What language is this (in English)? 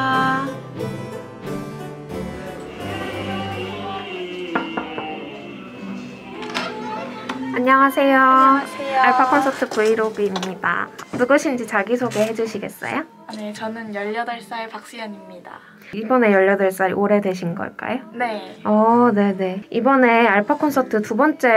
Korean